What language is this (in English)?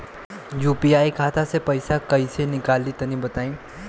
Bhojpuri